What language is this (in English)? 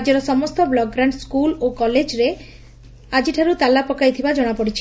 Odia